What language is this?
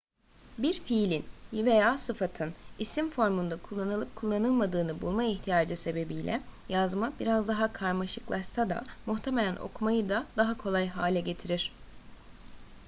Turkish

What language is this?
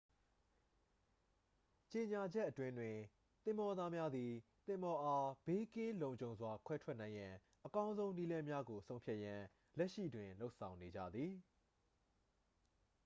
Burmese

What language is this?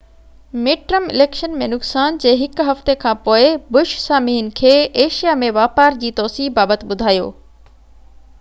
Sindhi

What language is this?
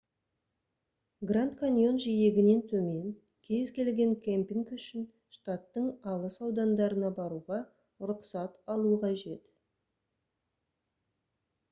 Kazakh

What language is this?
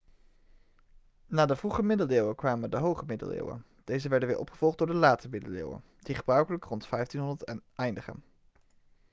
Dutch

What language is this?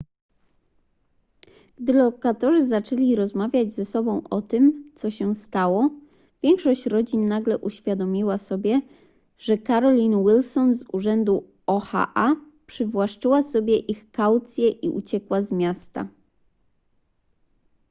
Polish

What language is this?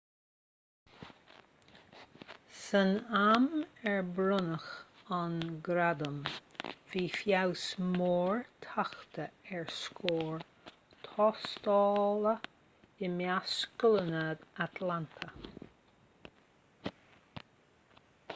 Irish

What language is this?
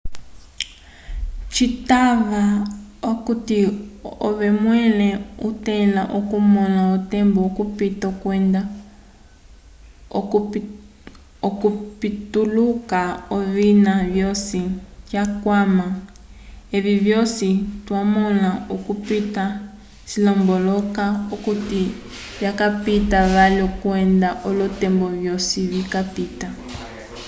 Umbundu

